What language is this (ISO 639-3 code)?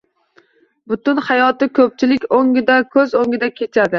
uzb